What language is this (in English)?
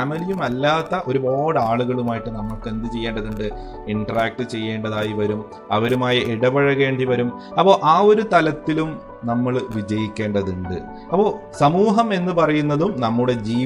Malayalam